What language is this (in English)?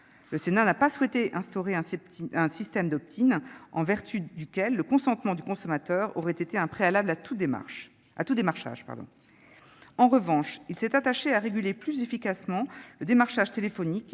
French